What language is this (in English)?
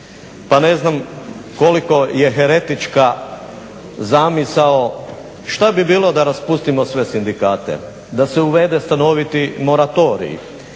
Croatian